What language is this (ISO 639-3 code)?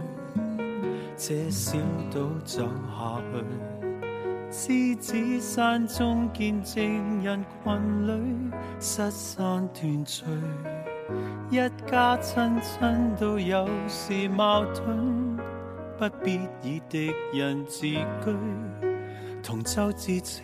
zho